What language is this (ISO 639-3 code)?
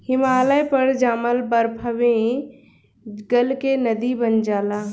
bho